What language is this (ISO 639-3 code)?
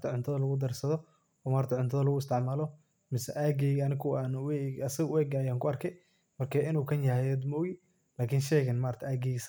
som